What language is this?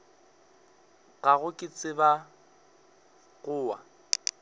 Northern Sotho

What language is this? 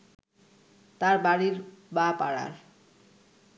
Bangla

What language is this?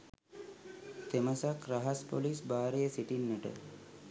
Sinhala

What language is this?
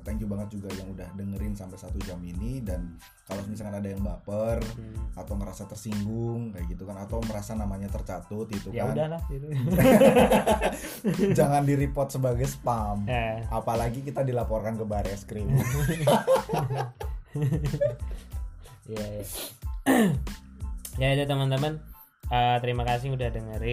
Indonesian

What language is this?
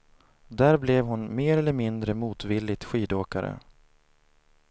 Swedish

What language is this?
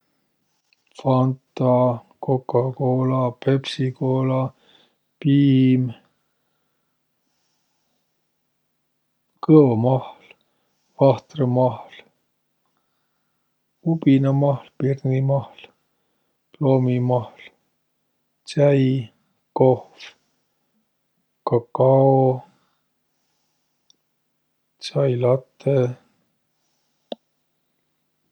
Võro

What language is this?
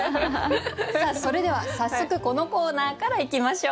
Japanese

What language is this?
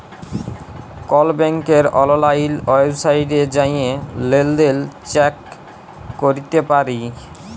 Bangla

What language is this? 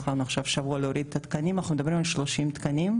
Hebrew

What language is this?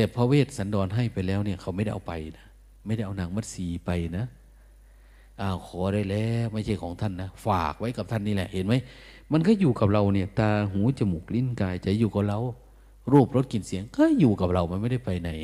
Thai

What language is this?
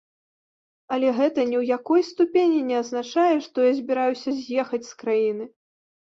Belarusian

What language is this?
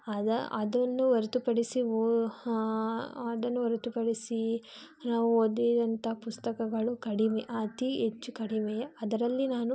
Kannada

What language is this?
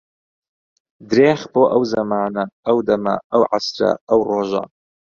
Central Kurdish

